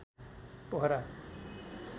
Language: Nepali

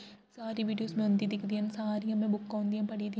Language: Dogri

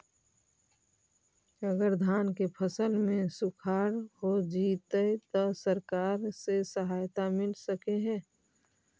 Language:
Magahi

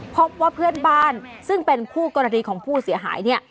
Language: Thai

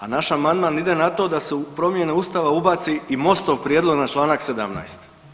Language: Croatian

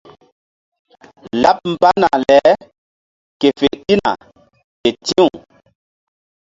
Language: Mbum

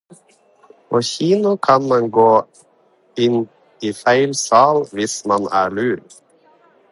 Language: Norwegian Bokmål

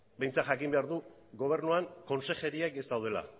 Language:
Basque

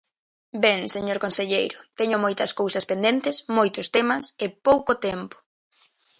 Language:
Galician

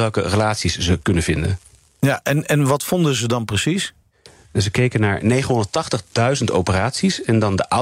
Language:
Dutch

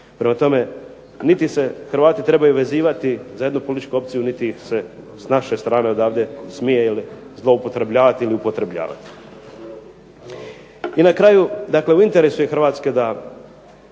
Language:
Croatian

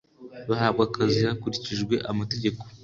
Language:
Kinyarwanda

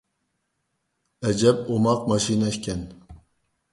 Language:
Uyghur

